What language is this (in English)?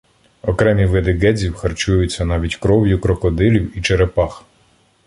Ukrainian